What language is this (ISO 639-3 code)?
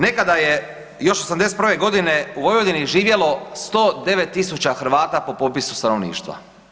hrv